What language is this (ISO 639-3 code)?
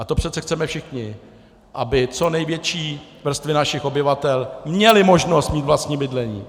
ces